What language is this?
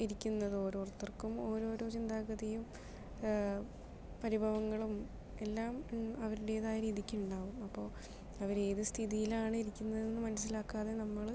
Malayalam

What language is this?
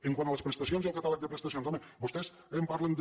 Catalan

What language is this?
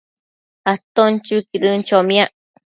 Matsés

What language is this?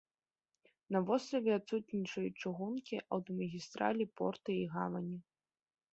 Belarusian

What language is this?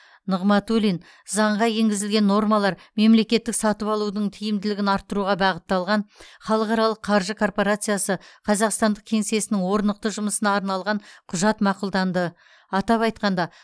Kazakh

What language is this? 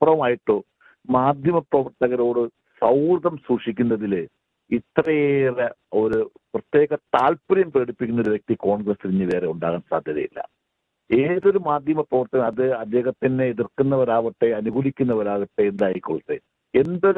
Malayalam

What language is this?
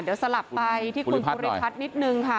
Thai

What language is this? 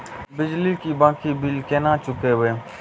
Maithili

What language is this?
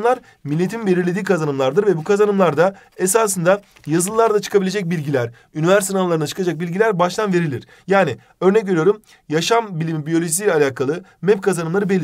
Turkish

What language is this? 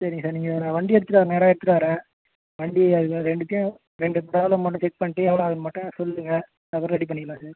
Tamil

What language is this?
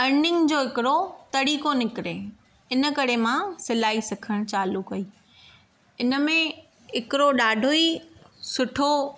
Sindhi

